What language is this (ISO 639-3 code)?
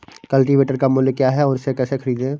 hin